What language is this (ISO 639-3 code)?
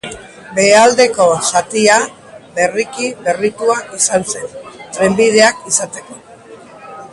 eus